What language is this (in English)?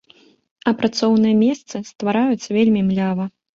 Belarusian